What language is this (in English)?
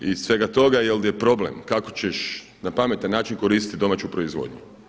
Croatian